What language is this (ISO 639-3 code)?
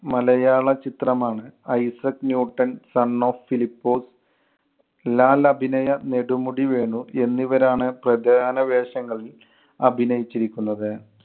mal